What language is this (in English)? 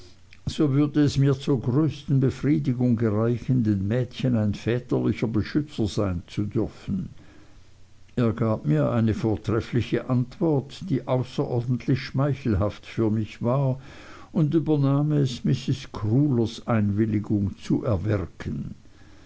German